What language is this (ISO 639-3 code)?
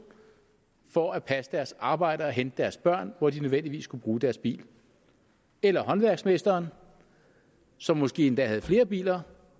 dan